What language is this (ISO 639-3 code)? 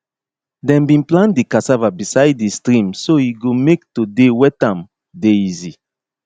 pcm